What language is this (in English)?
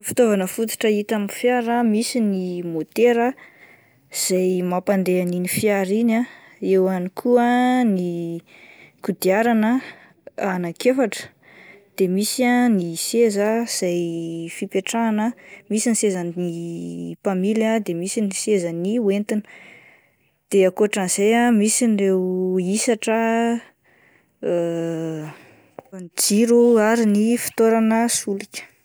Malagasy